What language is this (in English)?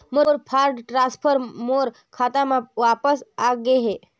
Chhattisgarhi